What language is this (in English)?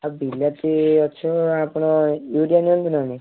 Odia